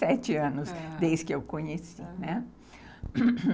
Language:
Portuguese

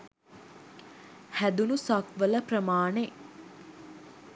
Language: Sinhala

